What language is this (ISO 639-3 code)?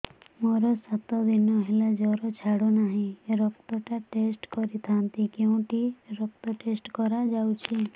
ori